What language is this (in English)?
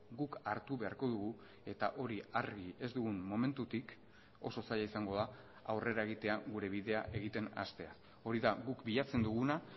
Basque